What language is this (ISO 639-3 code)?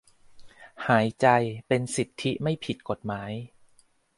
tha